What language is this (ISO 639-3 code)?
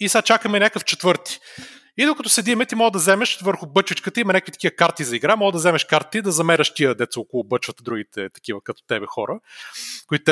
bul